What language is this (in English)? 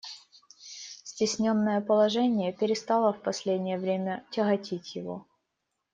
Russian